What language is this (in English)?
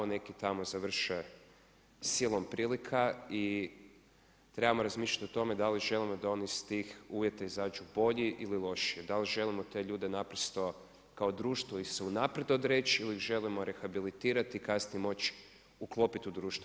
Croatian